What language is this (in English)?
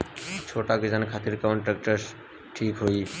Bhojpuri